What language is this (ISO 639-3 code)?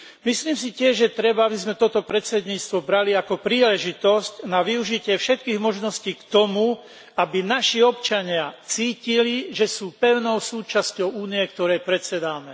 slk